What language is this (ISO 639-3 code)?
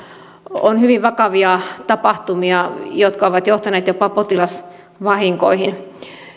fin